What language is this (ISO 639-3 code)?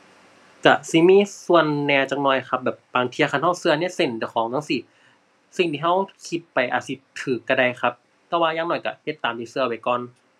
tha